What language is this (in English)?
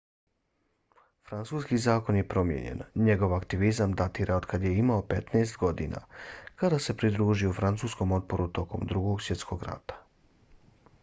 Bosnian